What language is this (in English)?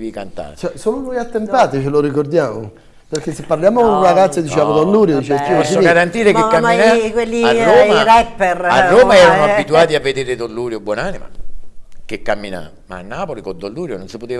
Italian